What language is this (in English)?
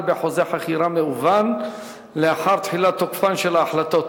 Hebrew